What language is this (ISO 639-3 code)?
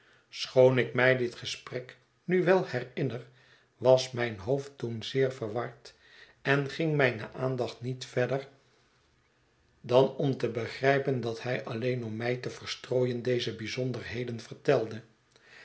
nld